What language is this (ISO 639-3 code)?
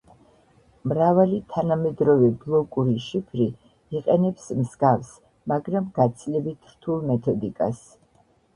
kat